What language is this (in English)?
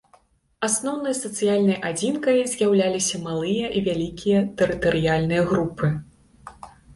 Belarusian